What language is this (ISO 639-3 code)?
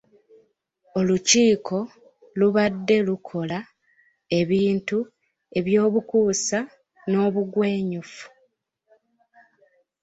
lug